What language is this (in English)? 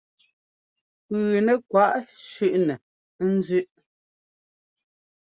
Ngomba